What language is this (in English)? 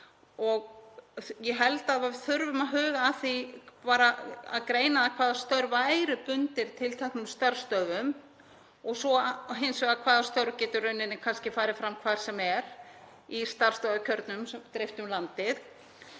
Icelandic